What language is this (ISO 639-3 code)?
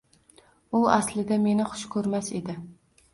uzb